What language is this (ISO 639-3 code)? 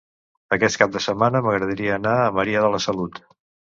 cat